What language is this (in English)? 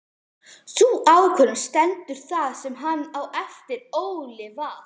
Icelandic